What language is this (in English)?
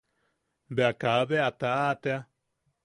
Yaqui